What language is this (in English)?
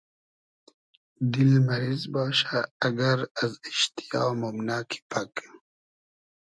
Hazaragi